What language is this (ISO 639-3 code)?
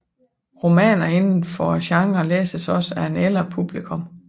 dan